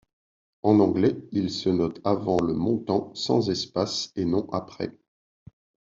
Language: French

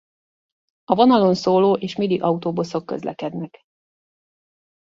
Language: Hungarian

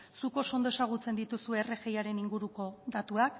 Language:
Basque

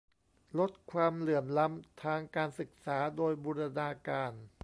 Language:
Thai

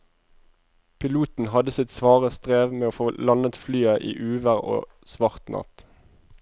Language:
Norwegian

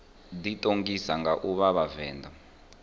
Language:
Venda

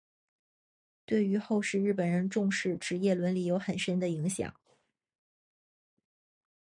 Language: Chinese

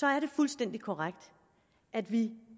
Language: Danish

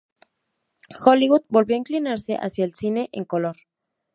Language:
Spanish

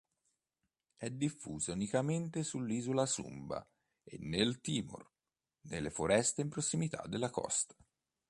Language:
Italian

